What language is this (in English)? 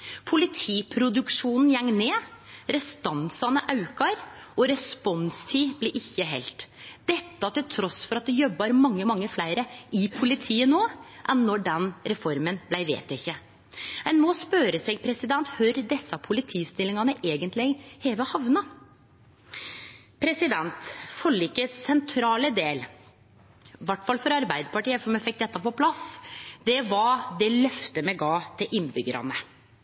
Norwegian Nynorsk